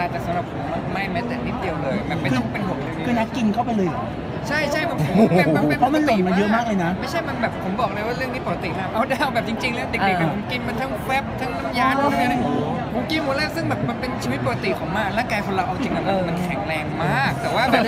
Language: Thai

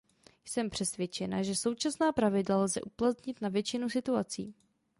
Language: Czech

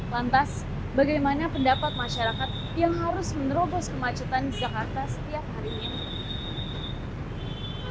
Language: Indonesian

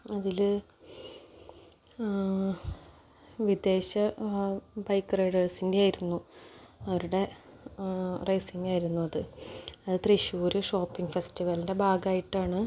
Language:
Malayalam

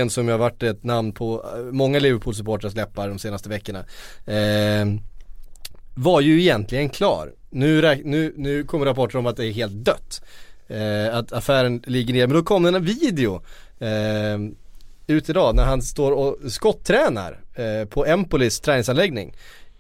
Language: Swedish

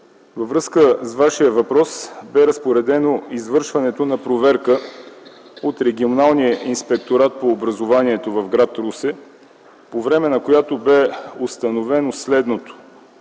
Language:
Bulgarian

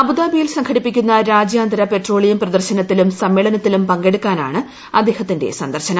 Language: Malayalam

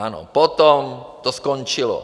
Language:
Czech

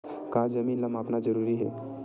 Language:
Chhattisgarhi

